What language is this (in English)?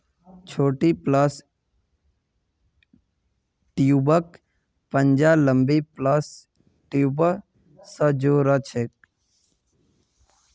Magahi